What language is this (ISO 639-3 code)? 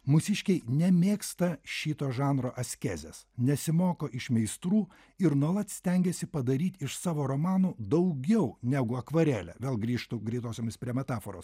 lit